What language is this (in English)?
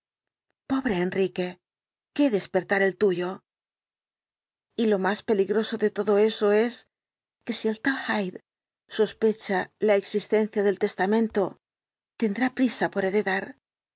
Spanish